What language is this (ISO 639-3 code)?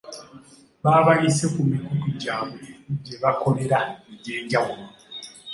lug